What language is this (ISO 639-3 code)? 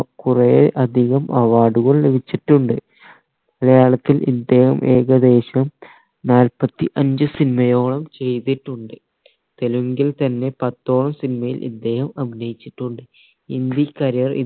mal